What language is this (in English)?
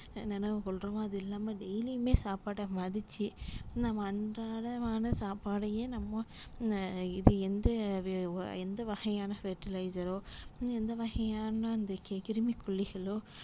Tamil